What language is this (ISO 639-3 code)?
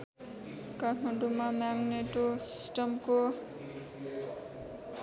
nep